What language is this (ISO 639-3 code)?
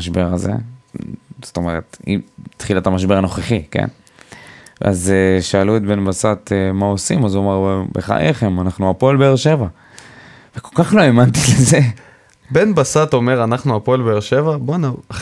heb